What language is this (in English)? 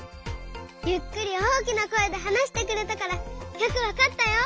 Japanese